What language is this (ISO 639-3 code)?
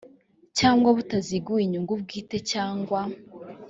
kin